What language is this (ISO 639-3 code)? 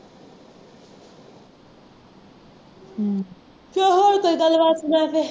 pan